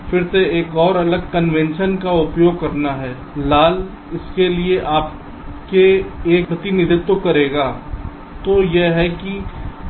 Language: Hindi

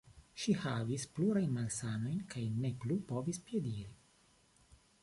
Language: Esperanto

